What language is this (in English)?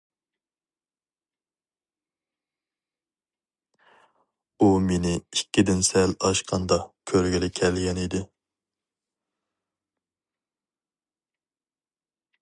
Uyghur